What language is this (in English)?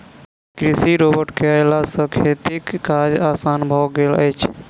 Maithili